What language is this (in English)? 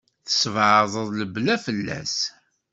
Kabyle